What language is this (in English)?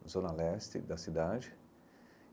Portuguese